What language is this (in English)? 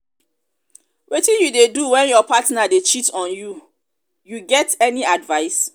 Nigerian Pidgin